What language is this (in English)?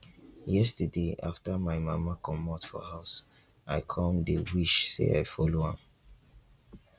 Nigerian Pidgin